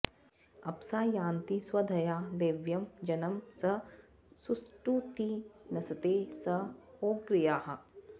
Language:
Sanskrit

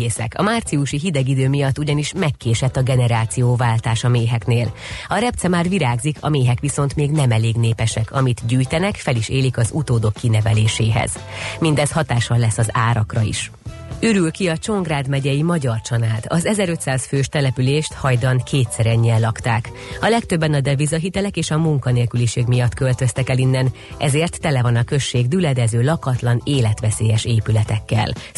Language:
Hungarian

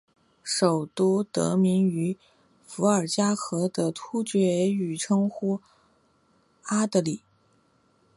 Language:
Chinese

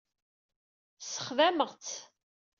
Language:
Kabyle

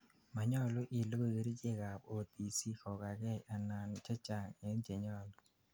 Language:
Kalenjin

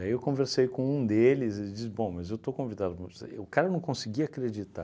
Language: Portuguese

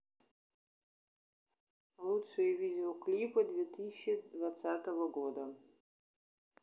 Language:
Russian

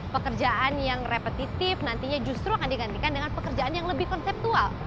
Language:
Indonesian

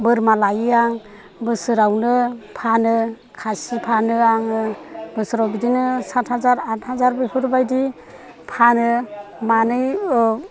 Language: Bodo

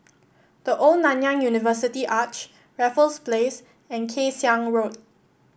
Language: English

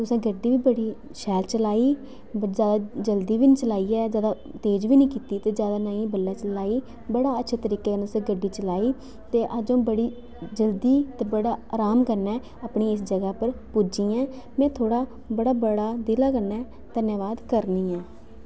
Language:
Dogri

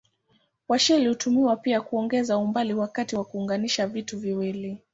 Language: Swahili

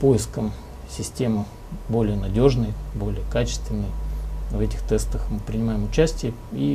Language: Russian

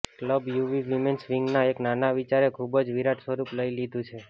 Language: Gujarati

